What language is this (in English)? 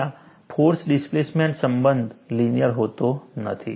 Gujarati